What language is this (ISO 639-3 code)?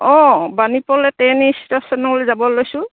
asm